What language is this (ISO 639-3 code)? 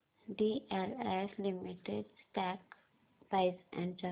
mar